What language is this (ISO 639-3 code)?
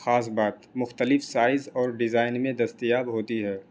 urd